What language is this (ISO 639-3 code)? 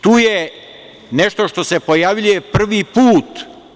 srp